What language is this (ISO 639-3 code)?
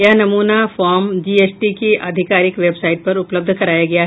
hin